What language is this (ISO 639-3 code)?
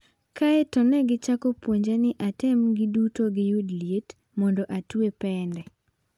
luo